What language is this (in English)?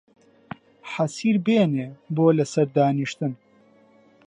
Central Kurdish